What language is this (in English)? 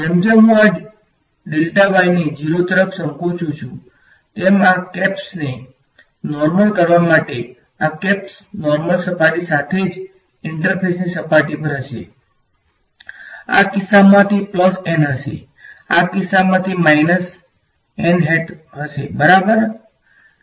Gujarati